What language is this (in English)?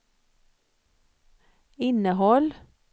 Swedish